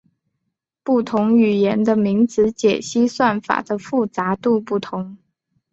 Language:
Chinese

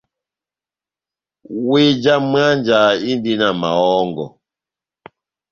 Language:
Batanga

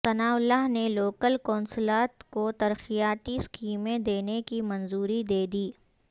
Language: Urdu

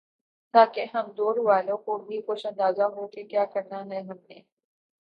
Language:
Urdu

